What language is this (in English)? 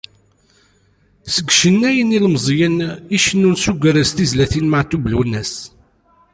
Kabyle